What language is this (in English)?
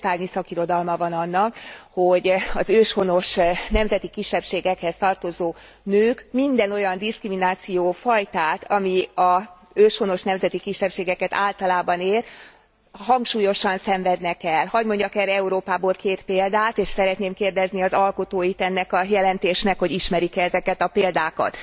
Hungarian